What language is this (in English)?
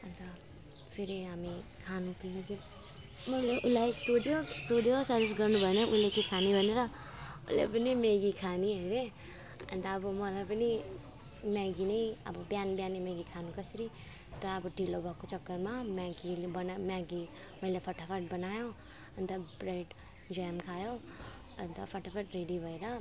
Nepali